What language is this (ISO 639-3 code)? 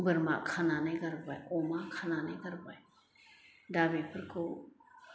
brx